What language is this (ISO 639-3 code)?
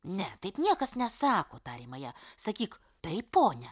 lit